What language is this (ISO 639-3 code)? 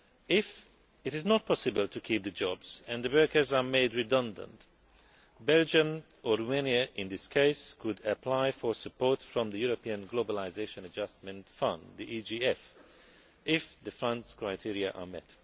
eng